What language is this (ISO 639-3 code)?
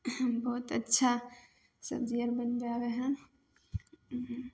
mai